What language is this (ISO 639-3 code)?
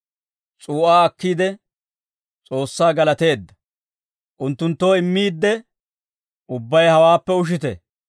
dwr